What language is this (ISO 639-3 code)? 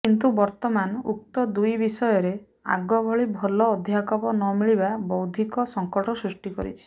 ori